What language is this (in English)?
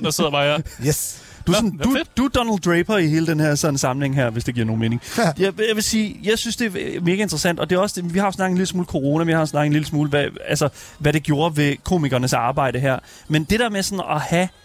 Danish